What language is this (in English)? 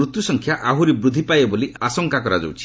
Odia